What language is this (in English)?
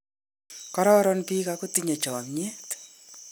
Kalenjin